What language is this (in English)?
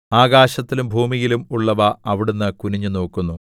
Malayalam